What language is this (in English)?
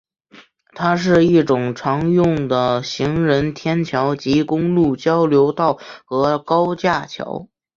Chinese